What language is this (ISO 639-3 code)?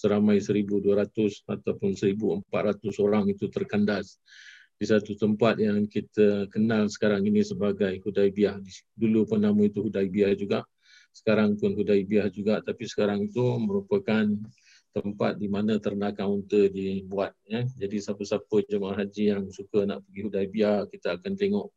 msa